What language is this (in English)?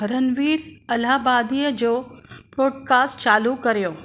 Sindhi